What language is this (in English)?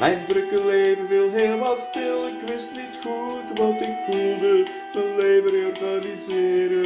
Dutch